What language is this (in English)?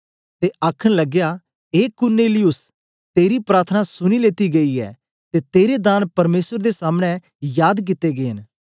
Dogri